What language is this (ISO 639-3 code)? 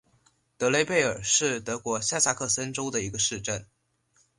zho